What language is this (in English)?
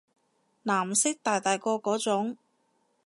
Cantonese